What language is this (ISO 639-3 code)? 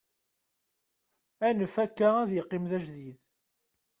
kab